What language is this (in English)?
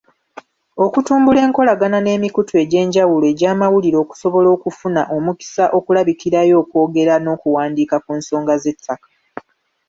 Ganda